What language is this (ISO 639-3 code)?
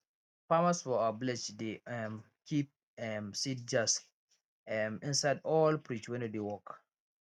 pcm